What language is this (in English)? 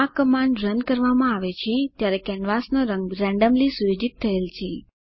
Gujarati